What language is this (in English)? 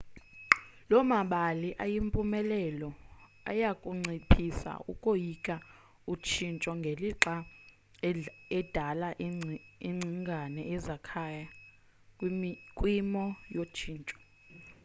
Xhosa